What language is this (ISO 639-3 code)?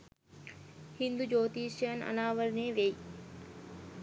sin